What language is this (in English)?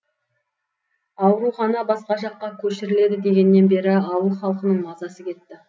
Kazakh